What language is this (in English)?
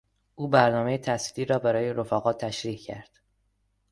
Persian